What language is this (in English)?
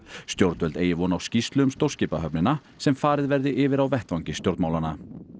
Icelandic